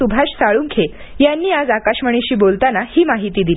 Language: Marathi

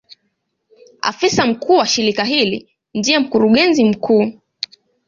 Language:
Swahili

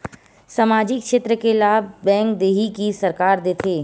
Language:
Chhattisgarhi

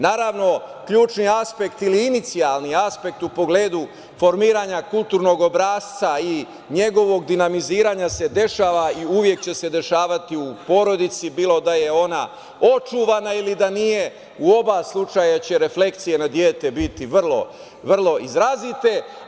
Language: Serbian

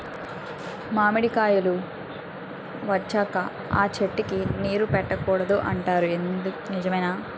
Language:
Telugu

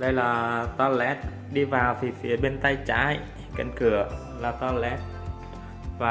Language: Vietnamese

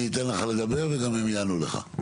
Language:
Hebrew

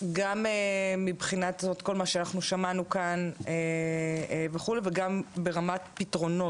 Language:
Hebrew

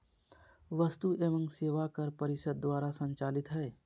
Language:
Magahi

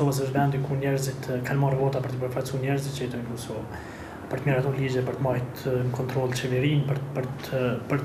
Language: Romanian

